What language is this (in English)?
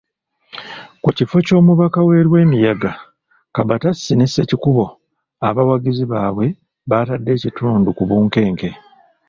Ganda